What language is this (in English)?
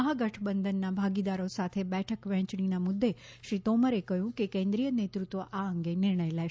Gujarati